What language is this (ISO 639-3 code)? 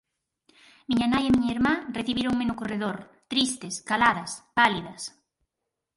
glg